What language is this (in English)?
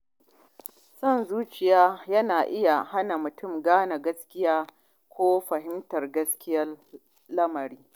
Hausa